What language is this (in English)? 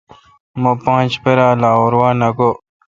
Kalkoti